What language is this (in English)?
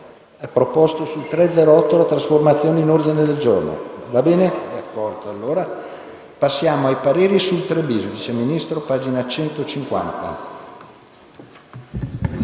Italian